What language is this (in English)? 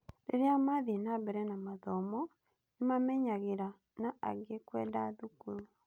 Kikuyu